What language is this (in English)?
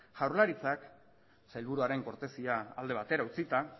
Basque